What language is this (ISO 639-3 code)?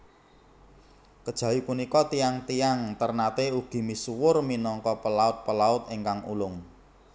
jav